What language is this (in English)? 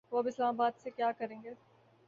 Urdu